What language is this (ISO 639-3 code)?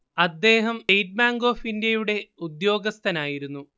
mal